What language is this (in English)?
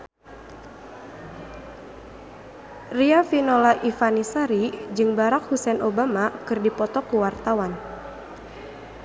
Sundanese